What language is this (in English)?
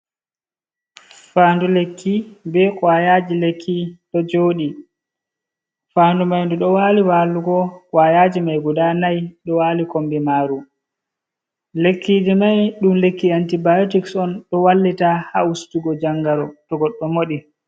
Fula